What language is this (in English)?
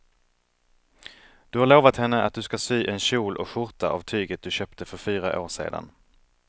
Swedish